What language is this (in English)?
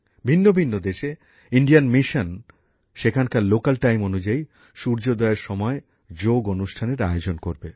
Bangla